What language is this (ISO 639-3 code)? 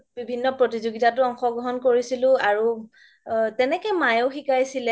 asm